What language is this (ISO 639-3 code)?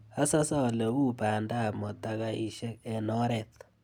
kln